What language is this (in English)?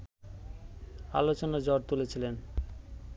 Bangla